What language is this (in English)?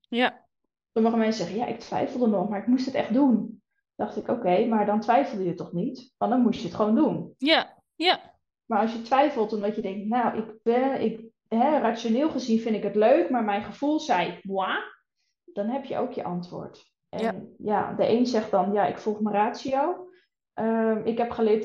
Dutch